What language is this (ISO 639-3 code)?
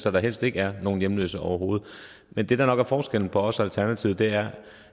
dan